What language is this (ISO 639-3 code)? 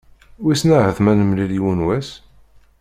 kab